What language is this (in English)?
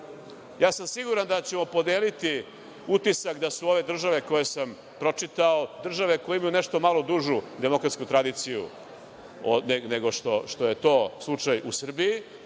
Serbian